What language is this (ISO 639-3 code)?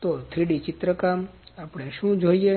guj